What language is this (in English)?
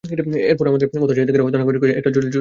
Bangla